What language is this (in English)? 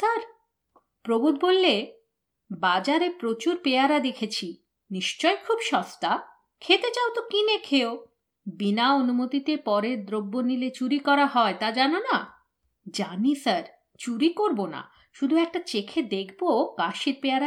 Bangla